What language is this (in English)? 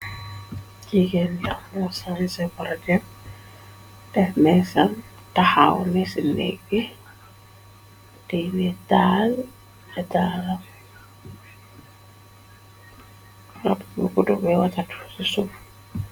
Wolof